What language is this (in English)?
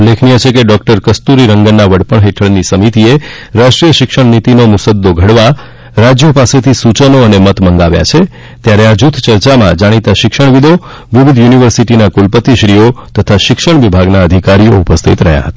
Gujarati